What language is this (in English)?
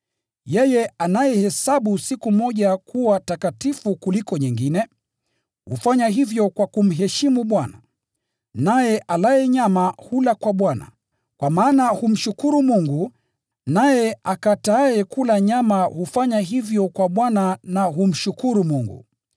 Swahili